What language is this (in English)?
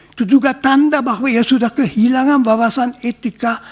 Indonesian